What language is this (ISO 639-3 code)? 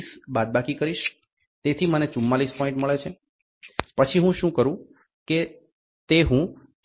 guj